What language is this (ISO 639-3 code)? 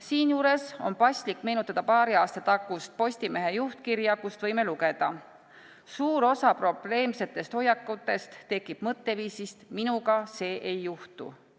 est